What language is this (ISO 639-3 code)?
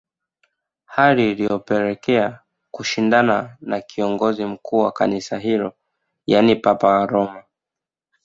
swa